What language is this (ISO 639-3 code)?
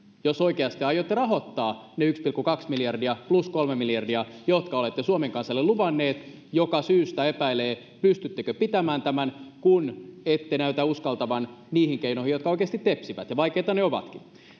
fin